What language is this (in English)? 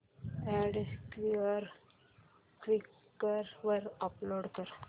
Marathi